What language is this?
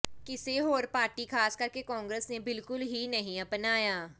Punjabi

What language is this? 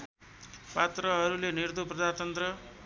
Nepali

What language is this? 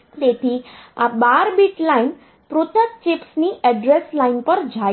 Gujarati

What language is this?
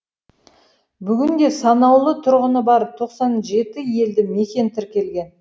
Kazakh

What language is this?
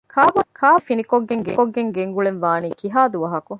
Divehi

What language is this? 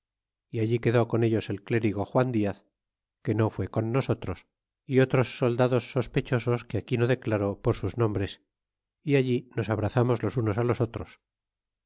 Spanish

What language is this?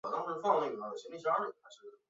Chinese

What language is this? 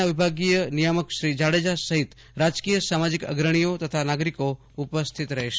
Gujarati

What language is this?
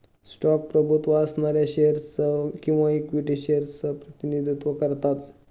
Marathi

